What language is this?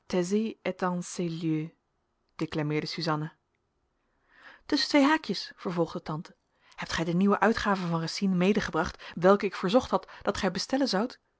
Dutch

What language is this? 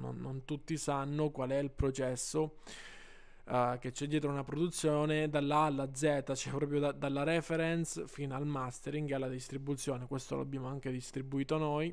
Italian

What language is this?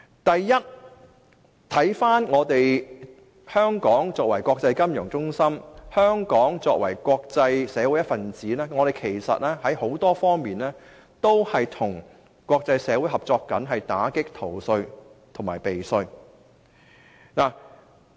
Cantonese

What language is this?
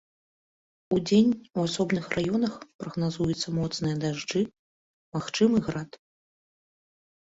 Belarusian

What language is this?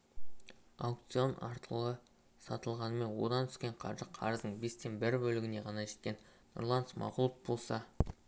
Kazakh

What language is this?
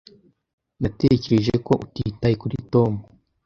Kinyarwanda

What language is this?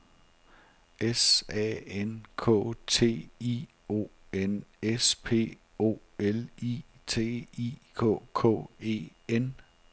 Danish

